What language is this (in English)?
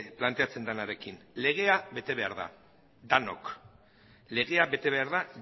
Basque